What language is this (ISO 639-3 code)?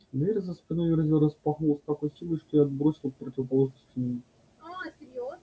rus